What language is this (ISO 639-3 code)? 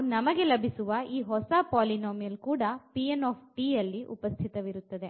kan